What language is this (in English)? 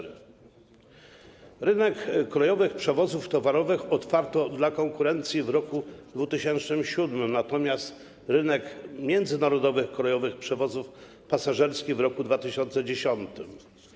Polish